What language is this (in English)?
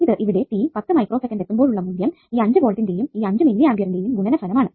Malayalam